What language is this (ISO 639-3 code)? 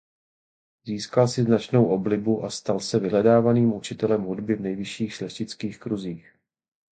ces